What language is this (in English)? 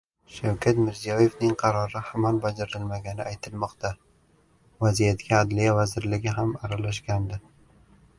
Uzbek